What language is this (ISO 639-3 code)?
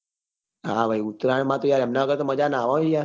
guj